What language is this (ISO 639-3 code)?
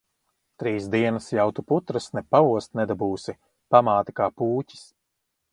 lav